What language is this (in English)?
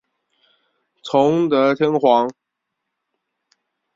Chinese